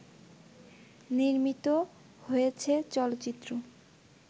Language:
Bangla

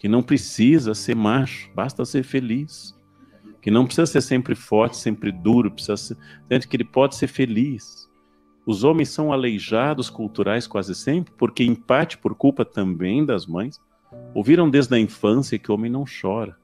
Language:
Portuguese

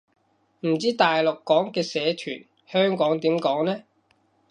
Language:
Cantonese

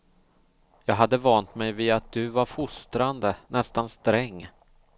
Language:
Swedish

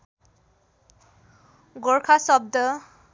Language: Nepali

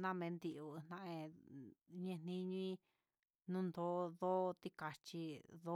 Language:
Huitepec Mixtec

